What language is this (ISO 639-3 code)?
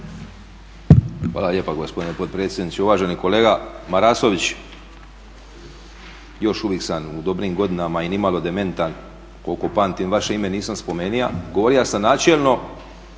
hrv